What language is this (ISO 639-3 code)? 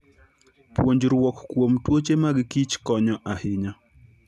luo